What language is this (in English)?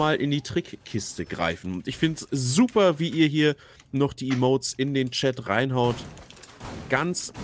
German